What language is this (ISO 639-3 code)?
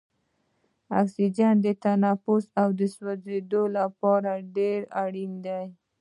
pus